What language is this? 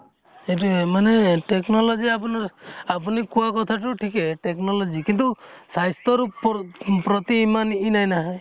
Assamese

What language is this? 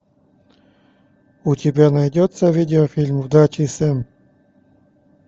Russian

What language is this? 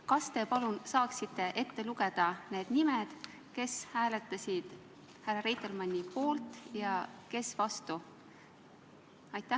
Estonian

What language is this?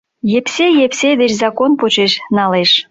Mari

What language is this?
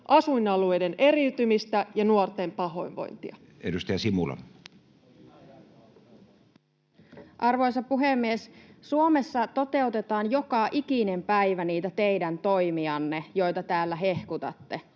Finnish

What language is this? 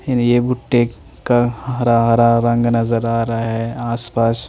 Hindi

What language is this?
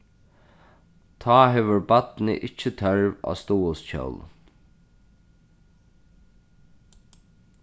Faroese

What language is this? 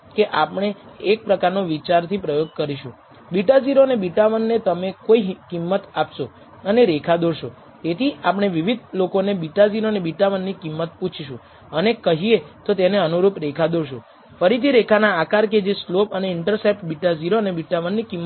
Gujarati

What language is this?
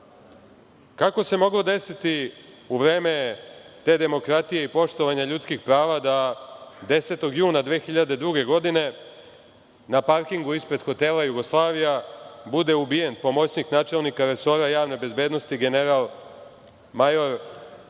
Serbian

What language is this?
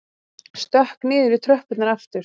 Icelandic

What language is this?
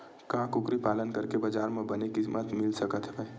Chhattisgarhi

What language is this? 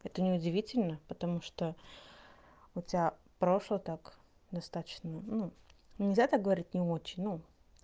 Russian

